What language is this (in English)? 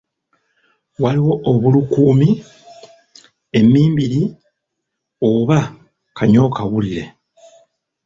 Ganda